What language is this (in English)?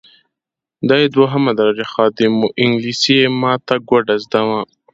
Pashto